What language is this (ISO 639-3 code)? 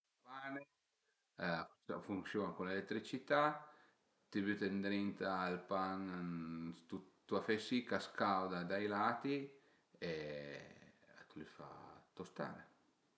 pms